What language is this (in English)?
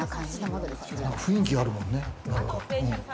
Japanese